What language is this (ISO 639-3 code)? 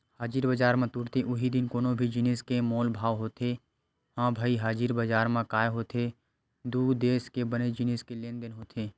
hne